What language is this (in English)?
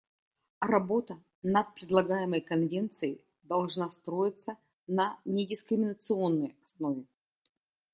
Russian